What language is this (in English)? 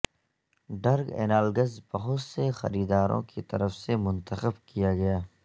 Urdu